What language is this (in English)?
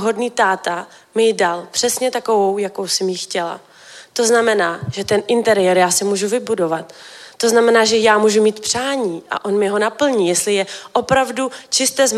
Czech